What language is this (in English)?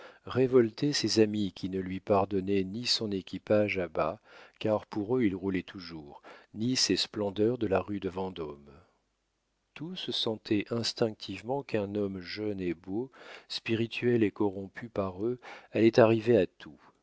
French